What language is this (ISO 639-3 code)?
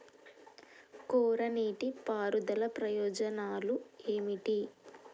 tel